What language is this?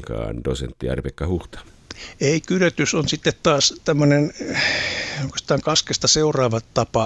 Finnish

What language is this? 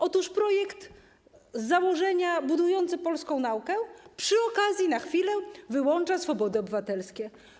Polish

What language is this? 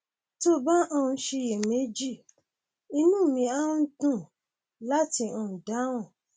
Yoruba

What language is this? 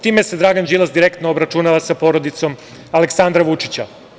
Serbian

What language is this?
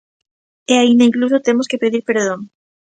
Galician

